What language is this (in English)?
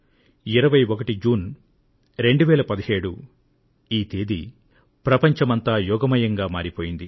Telugu